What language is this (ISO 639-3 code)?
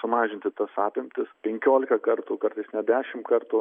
lit